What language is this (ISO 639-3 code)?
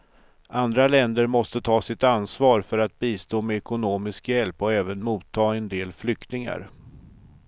swe